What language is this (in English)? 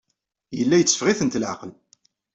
Kabyle